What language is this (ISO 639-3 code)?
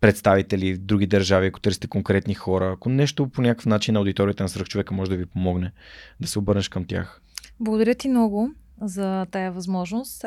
bul